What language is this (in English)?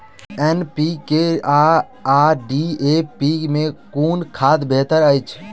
Maithili